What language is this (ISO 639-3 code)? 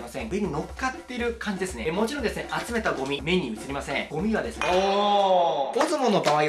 jpn